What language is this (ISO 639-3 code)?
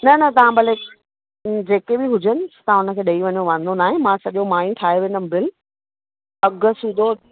snd